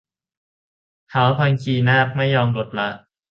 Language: Thai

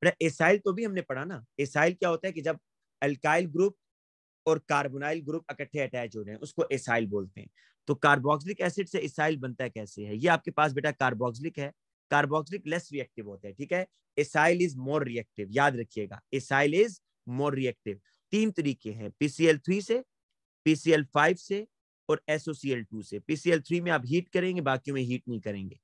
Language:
Hindi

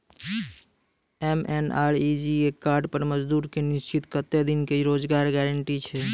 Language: Maithili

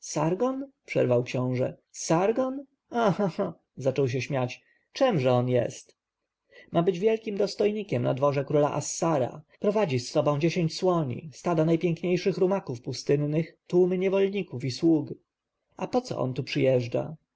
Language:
Polish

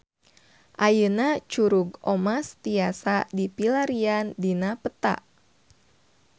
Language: Sundanese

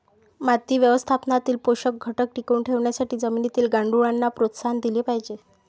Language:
Marathi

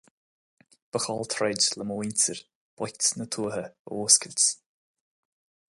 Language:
Irish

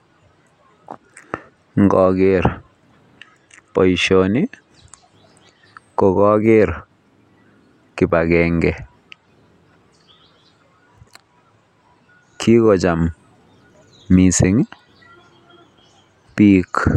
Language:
Kalenjin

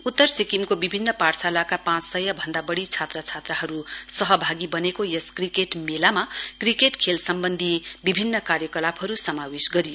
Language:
Nepali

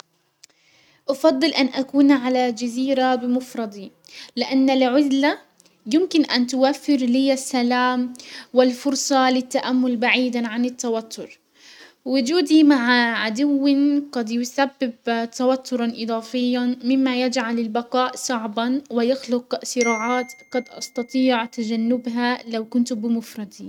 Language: Hijazi Arabic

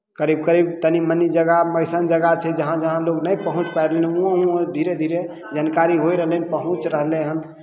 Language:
Maithili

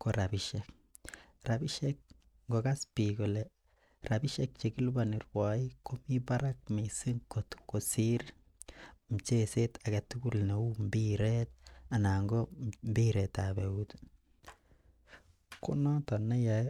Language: Kalenjin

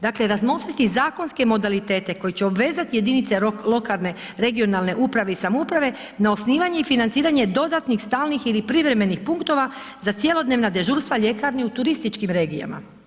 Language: Croatian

